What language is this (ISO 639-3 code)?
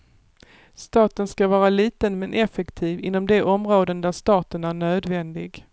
swe